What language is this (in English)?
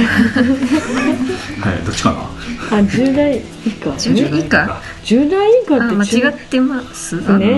Japanese